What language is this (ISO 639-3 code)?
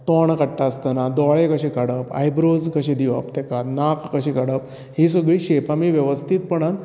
kok